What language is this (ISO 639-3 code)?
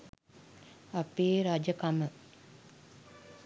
sin